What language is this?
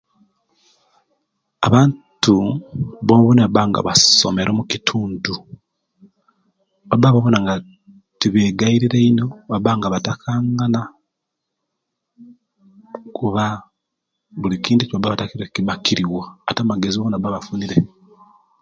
Kenyi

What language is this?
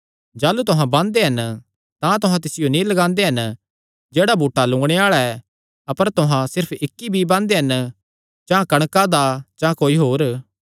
Kangri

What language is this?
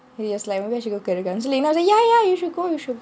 English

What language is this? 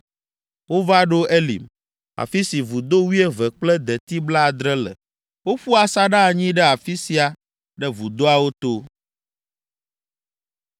Ewe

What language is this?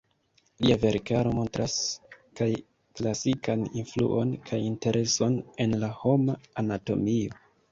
Esperanto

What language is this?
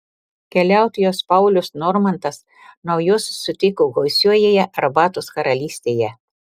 Lithuanian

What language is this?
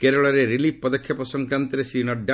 Odia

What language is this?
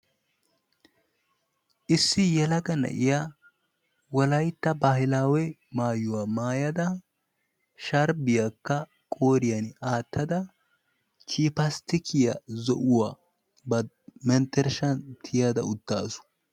Wolaytta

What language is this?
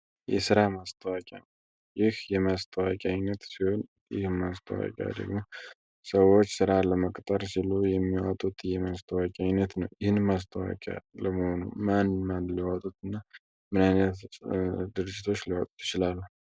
Amharic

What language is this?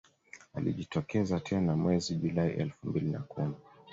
Swahili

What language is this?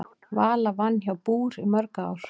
Icelandic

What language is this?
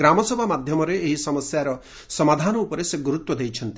Odia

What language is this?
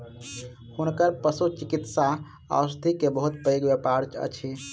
Maithili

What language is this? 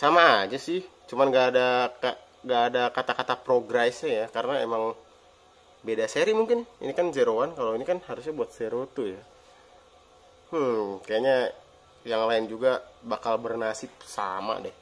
Indonesian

